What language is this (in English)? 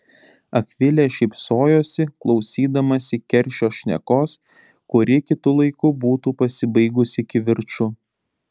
Lithuanian